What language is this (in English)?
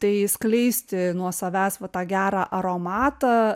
Lithuanian